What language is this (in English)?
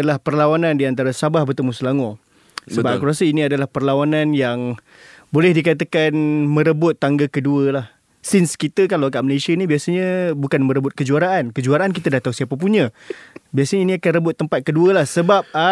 Malay